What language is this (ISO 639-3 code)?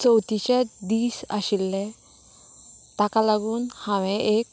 kok